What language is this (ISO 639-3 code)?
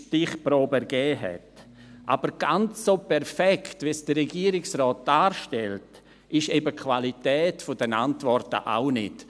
gsw